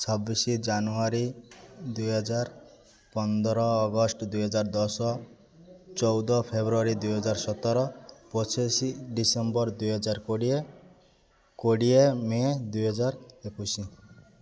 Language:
Odia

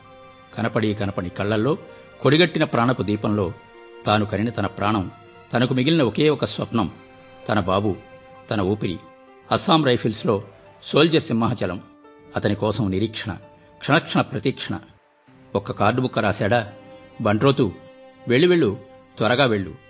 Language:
Telugu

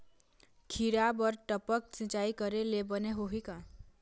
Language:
Chhattisgarhi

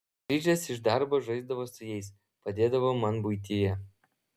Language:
Lithuanian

